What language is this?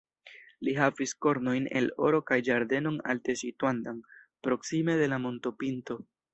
Esperanto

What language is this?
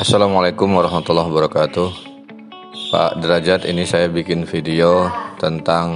Indonesian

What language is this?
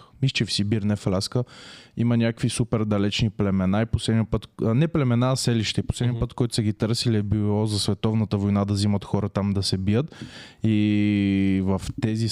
Bulgarian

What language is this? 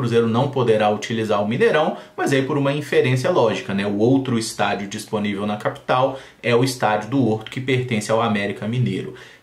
Portuguese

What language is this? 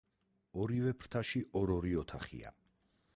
Georgian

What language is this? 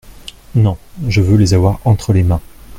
French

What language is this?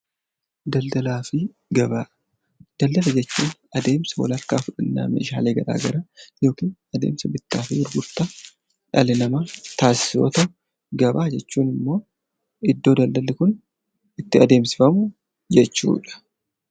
Oromo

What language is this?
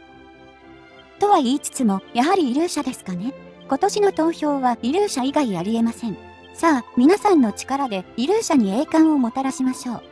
Japanese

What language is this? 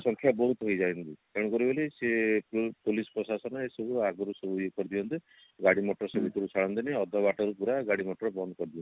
Odia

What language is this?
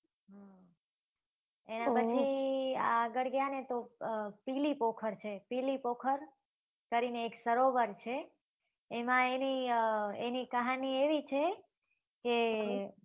Gujarati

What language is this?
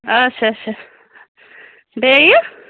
Kashmiri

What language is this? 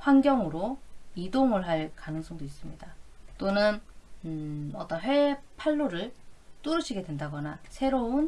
Korean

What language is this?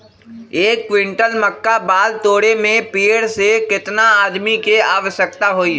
Magahi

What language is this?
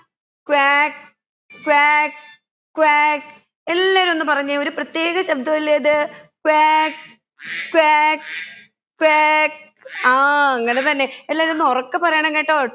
Malayalam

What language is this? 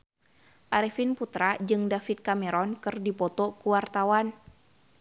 Sundanese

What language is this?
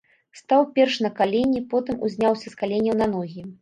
Belarusian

